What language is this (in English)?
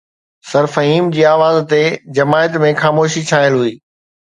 Sindhi